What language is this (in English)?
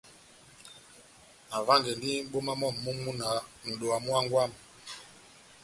Batanga